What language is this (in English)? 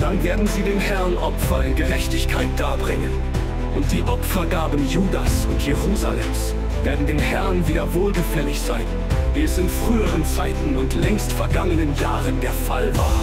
German